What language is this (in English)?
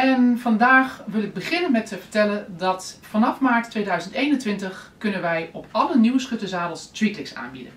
Dutch